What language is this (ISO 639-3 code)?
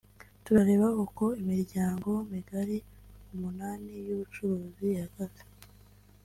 kin